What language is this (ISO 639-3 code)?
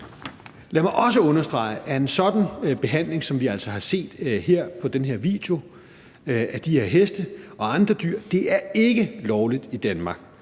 dan